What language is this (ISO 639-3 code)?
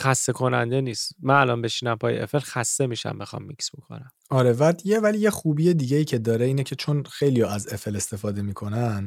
fas